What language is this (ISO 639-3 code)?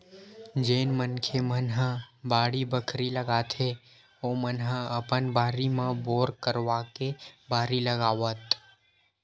hne